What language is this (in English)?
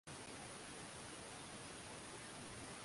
Swahili